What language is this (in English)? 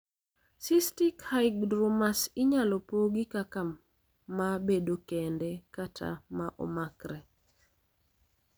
Luo (Kenya and Tanzania)